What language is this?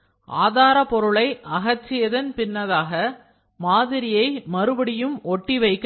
Tamil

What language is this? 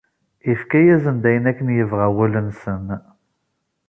Kabyle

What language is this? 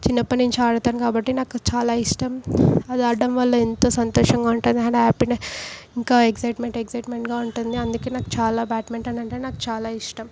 Telugu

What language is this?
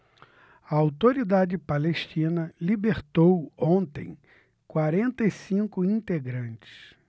Portuguese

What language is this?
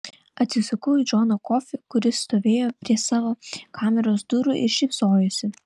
Lithuanian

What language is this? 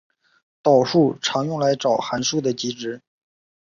Chinese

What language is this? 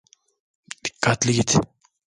Turkish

